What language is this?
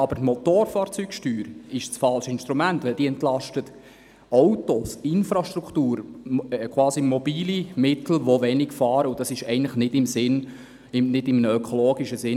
Swiss German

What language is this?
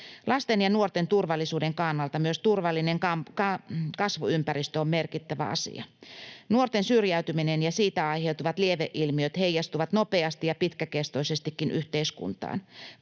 Finnish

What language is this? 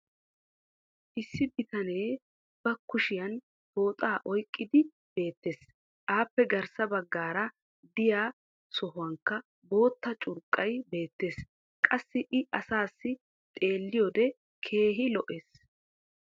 Wolaytta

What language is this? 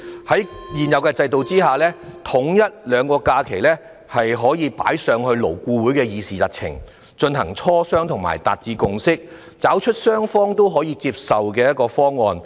Cantonese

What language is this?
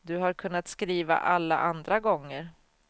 Swedish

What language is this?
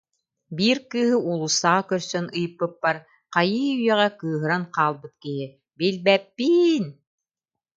Yakut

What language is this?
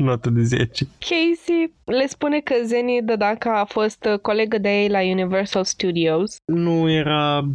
Romanian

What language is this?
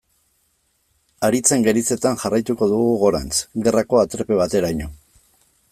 Basque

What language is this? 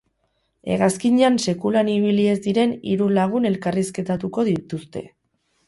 Basque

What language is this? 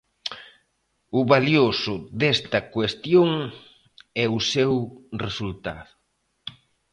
Galician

